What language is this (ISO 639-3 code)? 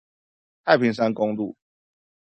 zho